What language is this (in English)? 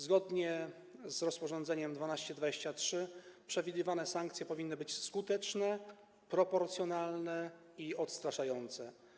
Polish